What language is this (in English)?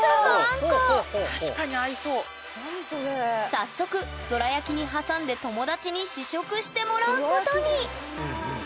Japanese